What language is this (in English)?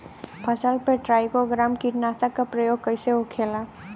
Bhojpuri